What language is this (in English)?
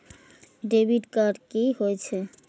Maithili